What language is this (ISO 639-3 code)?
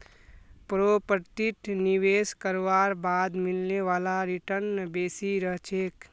mag